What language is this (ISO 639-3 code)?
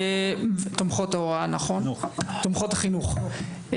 heb